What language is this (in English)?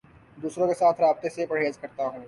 Urdu